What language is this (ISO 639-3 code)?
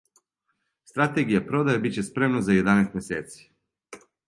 srp